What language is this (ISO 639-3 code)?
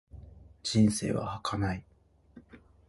jpn